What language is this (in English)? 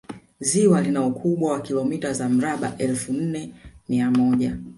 Swahili